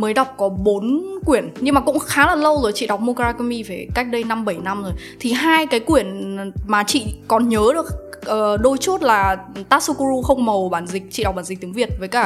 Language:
Vietnamese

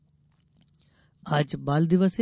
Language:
Hindi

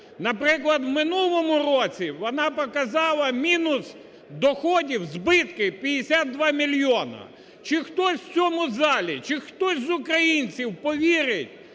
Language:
Ukrainian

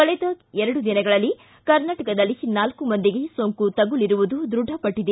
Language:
Kannada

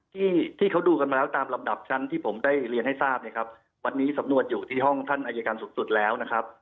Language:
Thai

